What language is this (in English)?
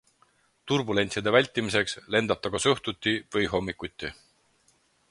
Estonian